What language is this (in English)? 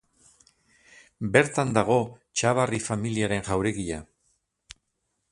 Basque